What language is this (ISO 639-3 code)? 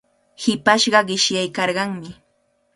qvl